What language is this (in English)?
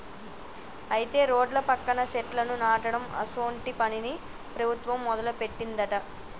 Telugu